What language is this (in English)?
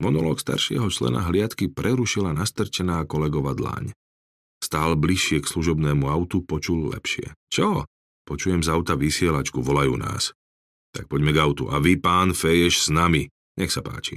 Slovak